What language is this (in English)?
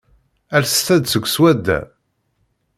Kabyle